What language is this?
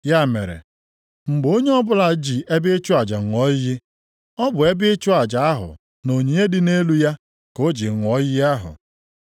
Igbo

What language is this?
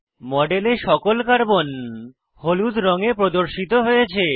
Bangla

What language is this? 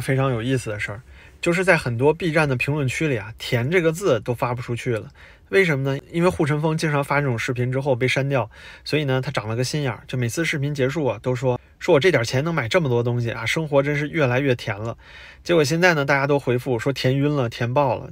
Chinese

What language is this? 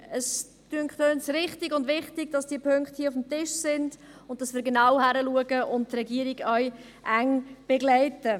Swiss German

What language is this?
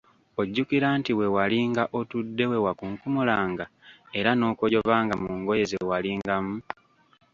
Ganda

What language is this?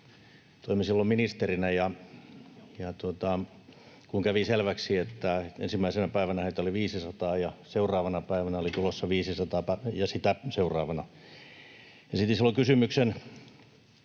Finnish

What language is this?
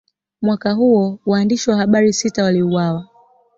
Swahili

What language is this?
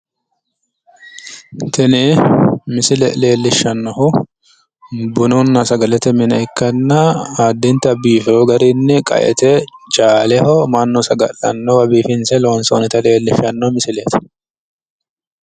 Sidamo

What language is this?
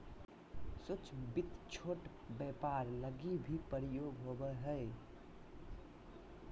Magahi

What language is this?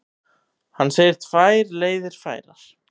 Icelandic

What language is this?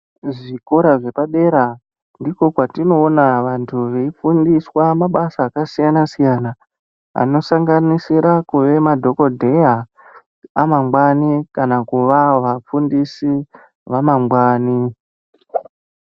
Ndau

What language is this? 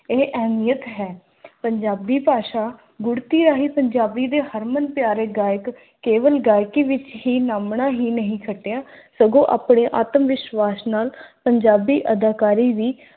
Punjabi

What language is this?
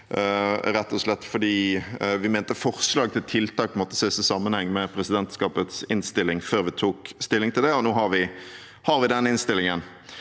Norwegian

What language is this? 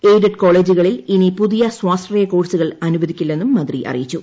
Malayalam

